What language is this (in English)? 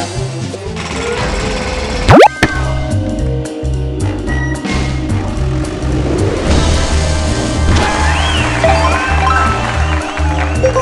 Korean